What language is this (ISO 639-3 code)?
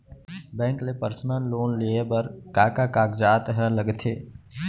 hne